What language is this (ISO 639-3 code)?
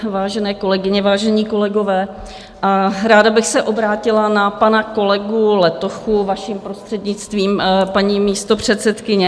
ces